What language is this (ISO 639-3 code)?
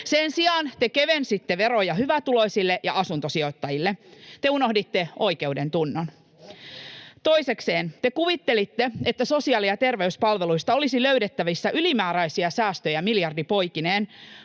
fin